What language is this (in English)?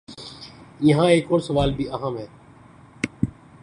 Urdu